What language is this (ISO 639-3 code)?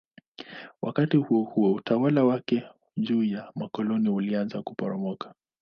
swa